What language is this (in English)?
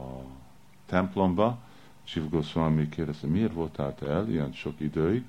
Hungarian